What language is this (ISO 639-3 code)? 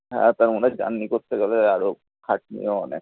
ben